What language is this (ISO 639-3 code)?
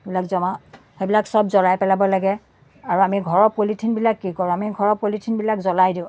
asm